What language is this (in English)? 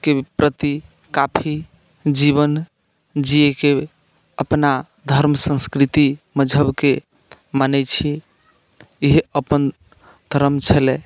Maithili